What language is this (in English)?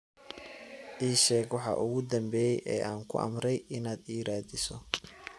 Somali